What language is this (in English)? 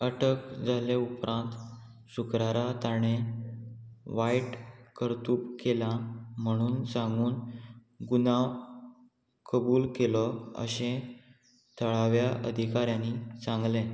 Konkani